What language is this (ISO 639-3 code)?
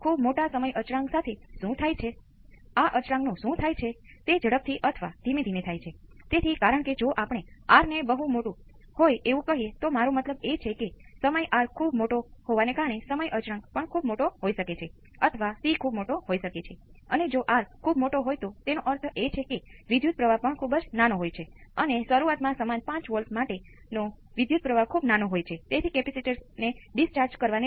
guj